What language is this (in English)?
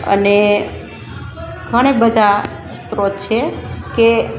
Gujarati